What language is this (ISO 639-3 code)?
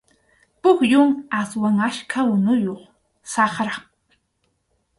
qxu